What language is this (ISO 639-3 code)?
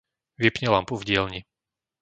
slk